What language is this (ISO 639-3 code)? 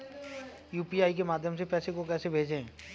hin